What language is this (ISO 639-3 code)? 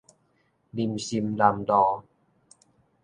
nan